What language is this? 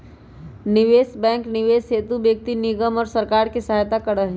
Magahi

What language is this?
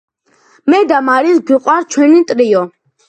Georgian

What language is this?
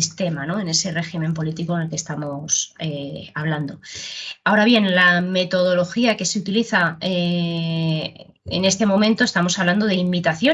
Spanish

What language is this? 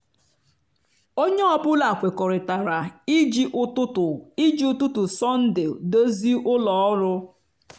Igbo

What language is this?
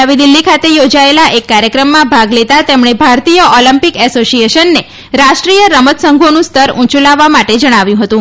Gujarati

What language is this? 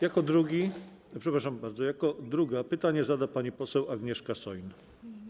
Polish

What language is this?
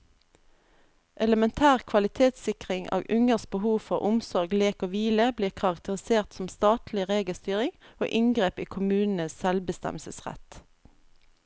Norwegian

